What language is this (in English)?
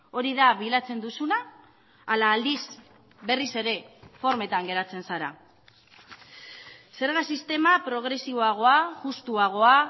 Basque